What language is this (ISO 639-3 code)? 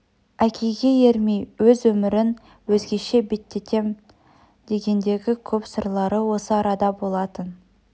kaz